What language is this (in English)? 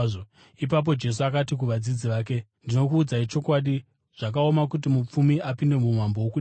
Shona